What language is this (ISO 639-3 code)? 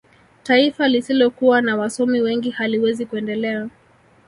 swa